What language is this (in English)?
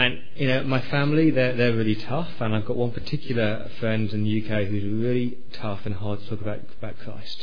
English